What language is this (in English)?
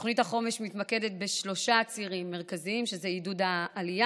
Hebrew